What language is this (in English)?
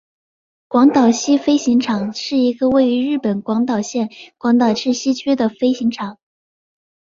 Chinese